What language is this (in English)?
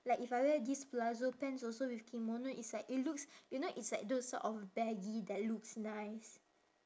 English